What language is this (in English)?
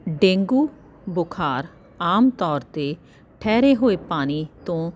Punjabi